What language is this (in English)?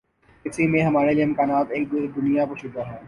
Urdu